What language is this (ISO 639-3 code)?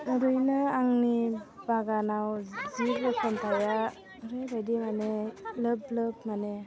brx